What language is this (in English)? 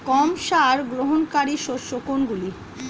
Bangla